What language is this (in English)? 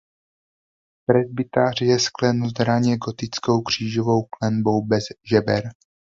Czech